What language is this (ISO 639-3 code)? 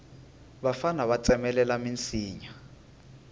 tso